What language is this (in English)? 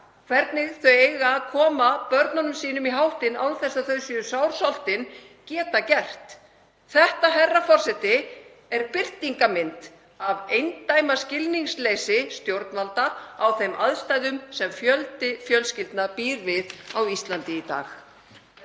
Icelandic